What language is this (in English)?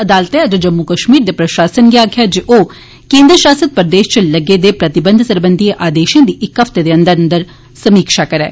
Dogri